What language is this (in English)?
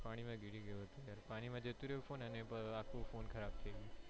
Gujarati